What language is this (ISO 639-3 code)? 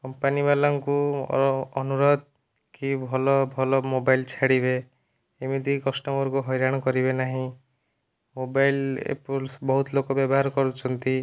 ori